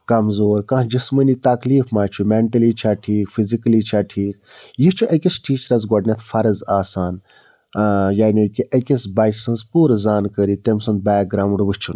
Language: Kashmiri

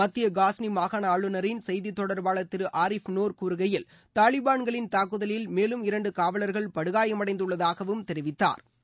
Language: Tamil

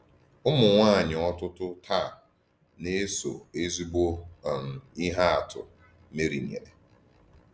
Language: Igbo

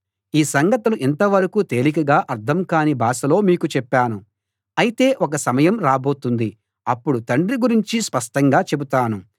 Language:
Telugu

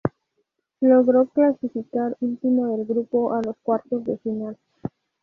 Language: Spanish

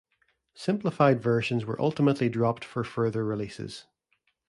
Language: English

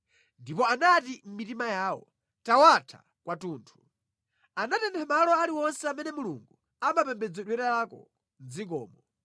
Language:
Nyanja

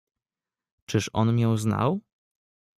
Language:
Polish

